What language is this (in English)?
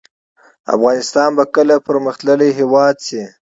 Pashto